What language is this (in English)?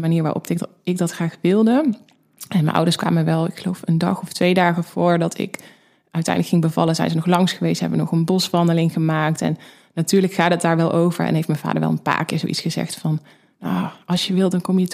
Dutch